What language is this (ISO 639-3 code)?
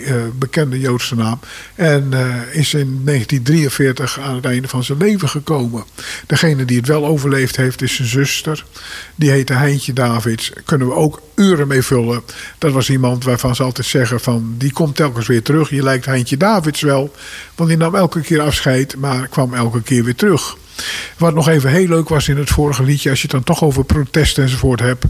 nld